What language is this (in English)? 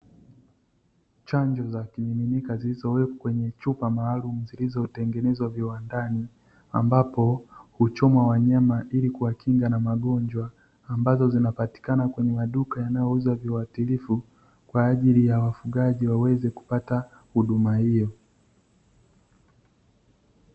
Swahili